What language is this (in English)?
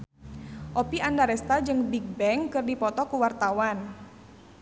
Sundanese